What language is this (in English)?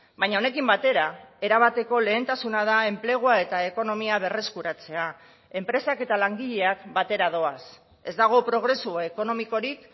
Basque